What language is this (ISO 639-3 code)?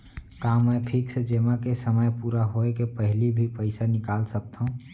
hne